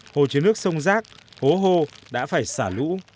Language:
Vietnamese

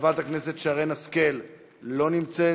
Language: Hebrew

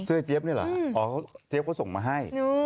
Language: Thai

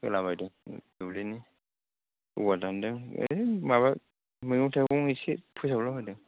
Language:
Bodo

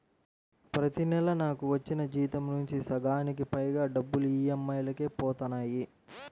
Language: Telugu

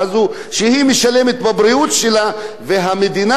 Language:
Hebrew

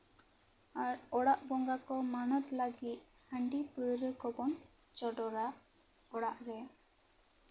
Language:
Santali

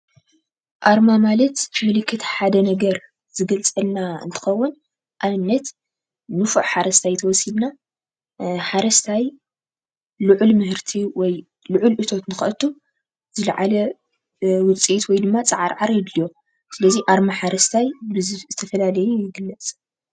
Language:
Tigrinya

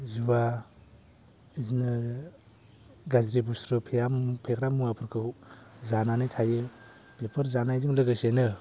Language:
Bodo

